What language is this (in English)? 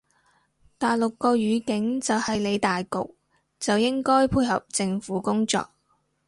Cantonese